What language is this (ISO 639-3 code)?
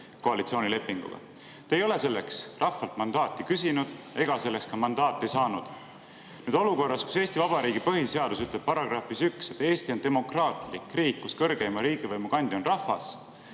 est